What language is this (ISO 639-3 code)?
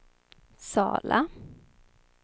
swe